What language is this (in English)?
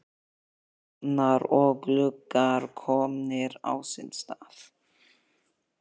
Icelandic